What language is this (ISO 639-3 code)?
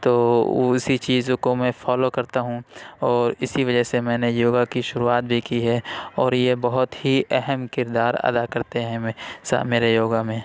urd